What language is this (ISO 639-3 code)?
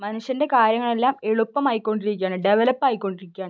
mal